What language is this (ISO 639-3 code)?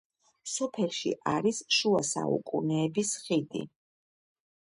kat